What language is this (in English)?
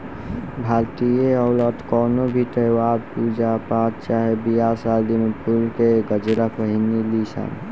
Bhojpuri